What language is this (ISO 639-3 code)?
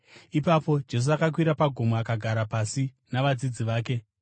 sna